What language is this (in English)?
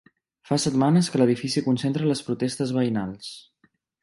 Catalan